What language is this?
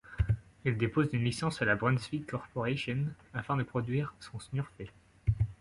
French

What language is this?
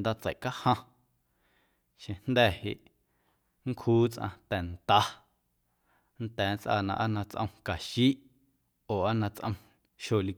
Guerrero Amuzgo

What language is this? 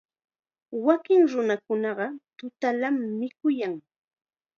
Chiquián Ancash Quechua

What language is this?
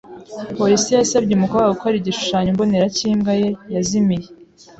Kinyarwanda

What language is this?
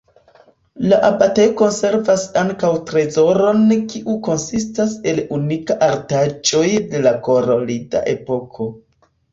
Esperanto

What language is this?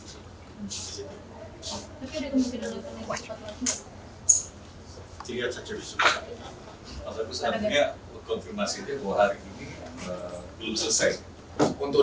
Indonesian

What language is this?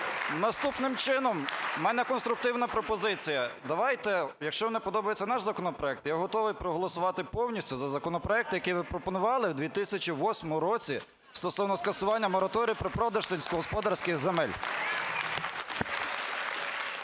Ukrainian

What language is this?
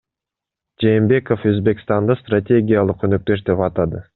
Kyrgyz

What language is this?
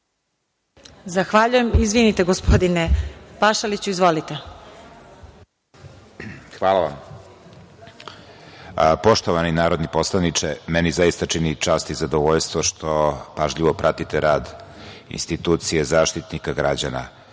Serbian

